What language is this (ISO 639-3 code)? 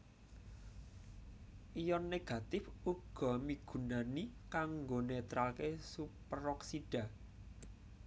jav